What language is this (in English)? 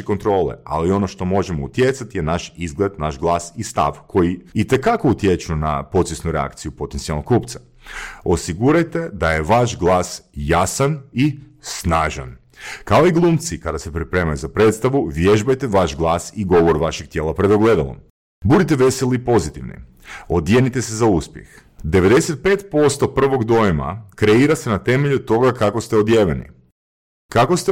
Croatian